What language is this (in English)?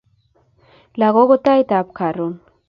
Kalenjin